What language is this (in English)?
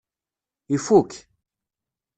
Kabyle